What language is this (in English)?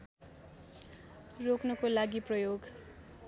Nepali